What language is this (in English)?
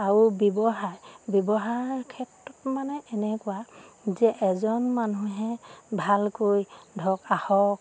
Assamese